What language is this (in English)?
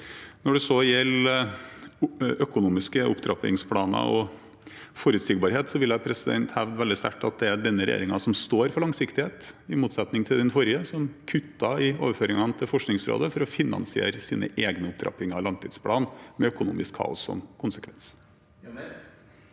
Norwegian